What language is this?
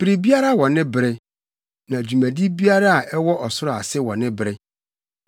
Akan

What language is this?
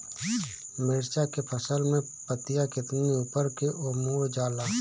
Bhojpuri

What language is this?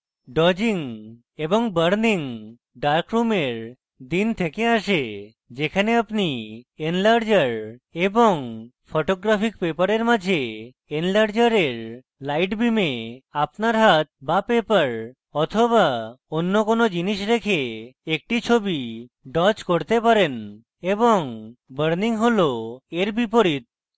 Bangla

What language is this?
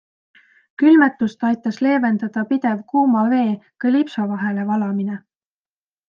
Estonian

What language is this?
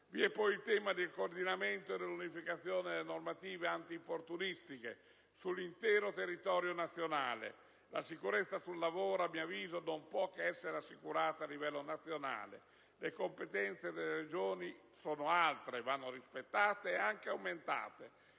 Italian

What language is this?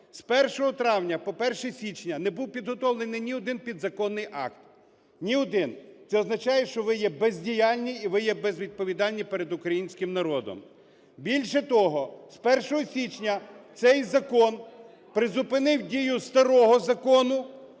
Ukrainian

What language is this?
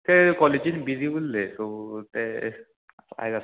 Konkani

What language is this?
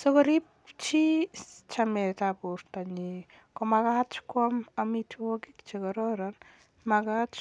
Kalenjin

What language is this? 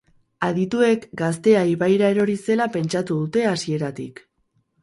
Basque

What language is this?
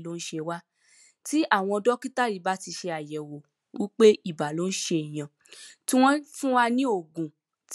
Yoruba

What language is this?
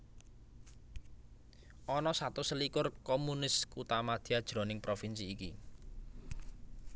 Javanese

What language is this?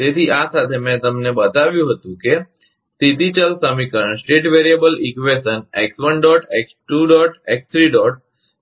Gujarati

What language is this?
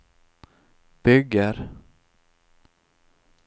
Swedish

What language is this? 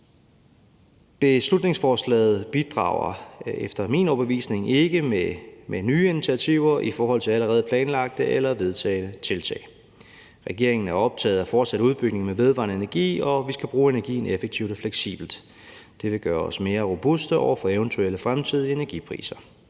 Danish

